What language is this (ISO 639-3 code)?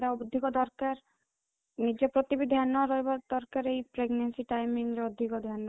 ori